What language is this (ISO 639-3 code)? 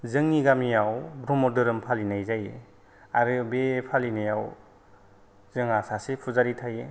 brx